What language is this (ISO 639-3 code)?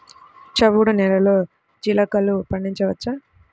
tel